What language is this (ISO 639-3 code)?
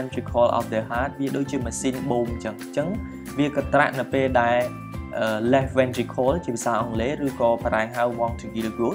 tha